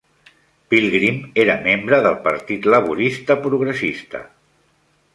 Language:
Catalan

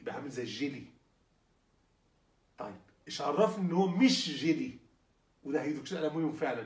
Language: Arabic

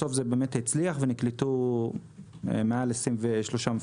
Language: Hebrew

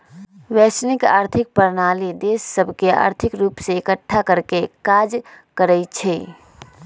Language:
Magahi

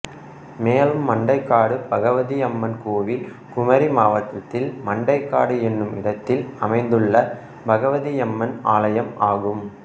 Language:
Tamil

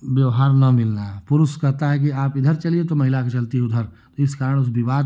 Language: Hindi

